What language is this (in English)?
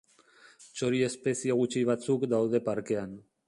Basque